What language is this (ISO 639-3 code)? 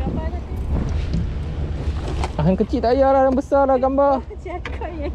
msa